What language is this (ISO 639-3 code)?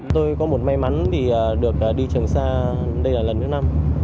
vie